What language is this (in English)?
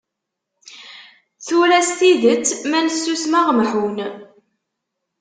Kabyle